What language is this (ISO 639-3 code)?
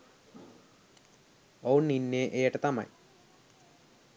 sin